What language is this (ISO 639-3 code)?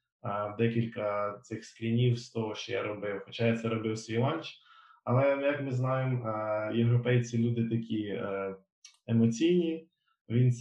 ukr